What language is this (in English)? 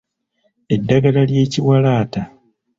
Ganda